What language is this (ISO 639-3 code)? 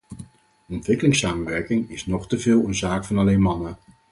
nld